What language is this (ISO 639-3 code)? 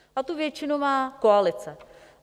ces